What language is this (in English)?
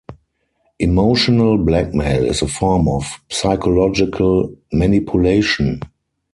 English